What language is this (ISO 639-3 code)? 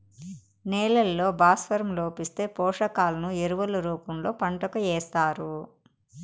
tel